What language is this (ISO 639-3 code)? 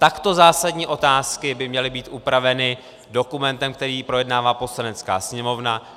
ces